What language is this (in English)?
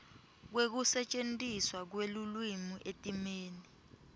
Swati